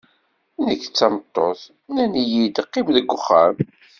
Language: Kabyle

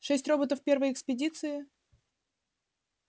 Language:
Russian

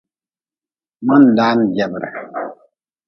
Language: Nawdm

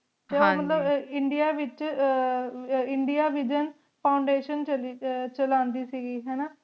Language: Punjabi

